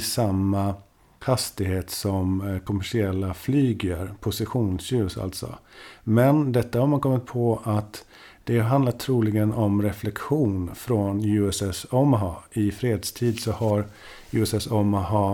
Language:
Swedish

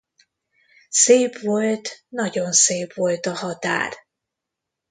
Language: Hungarian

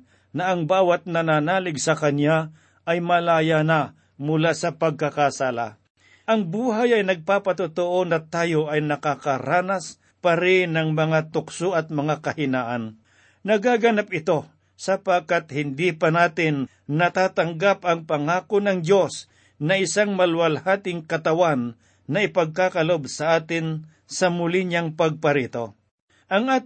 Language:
Filipino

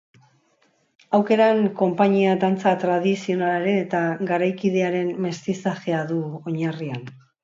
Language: Basque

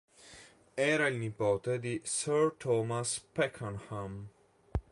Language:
Italian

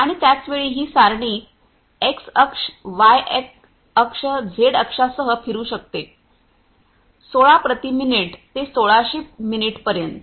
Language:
Marathi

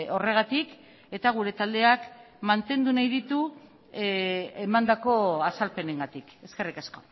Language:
Basque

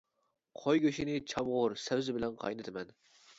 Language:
Uyghur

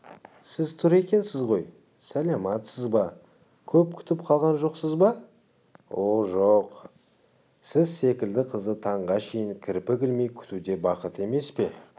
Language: Kazakh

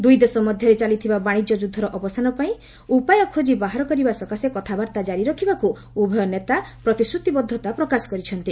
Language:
Odia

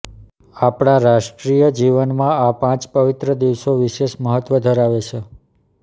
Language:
Gujarati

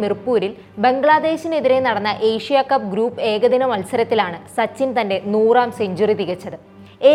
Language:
Malayalam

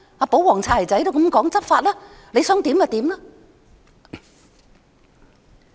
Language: Cantonese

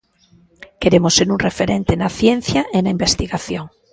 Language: Galician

